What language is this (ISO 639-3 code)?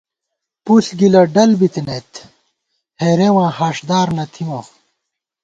gwt